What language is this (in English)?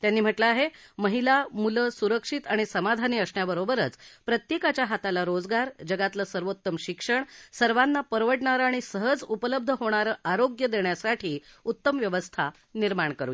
Marathi